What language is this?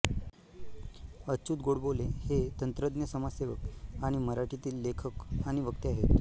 Marathi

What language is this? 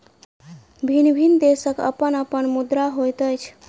Maithili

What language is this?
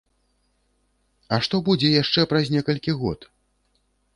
Belarusian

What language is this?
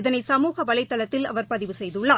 Tamil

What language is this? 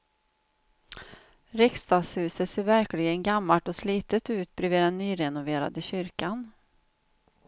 Swedish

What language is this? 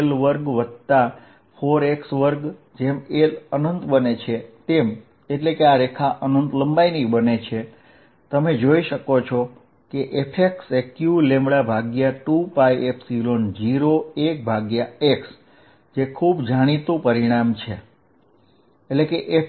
Gujarati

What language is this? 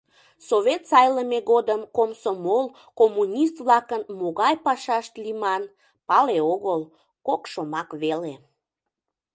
Mari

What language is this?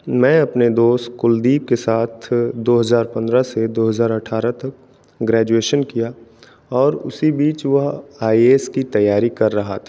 Hindi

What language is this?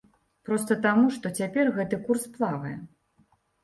Belarusian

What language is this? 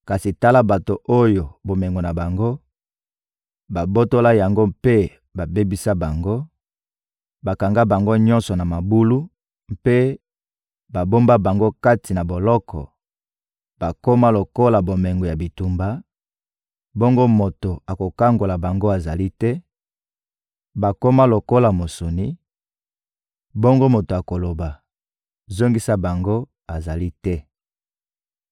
Lingala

